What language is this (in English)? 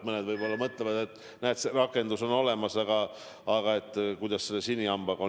Estonian